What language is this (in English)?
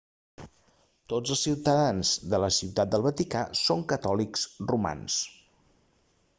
Catalan